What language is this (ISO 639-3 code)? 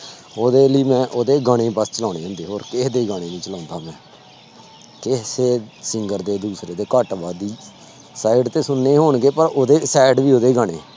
pan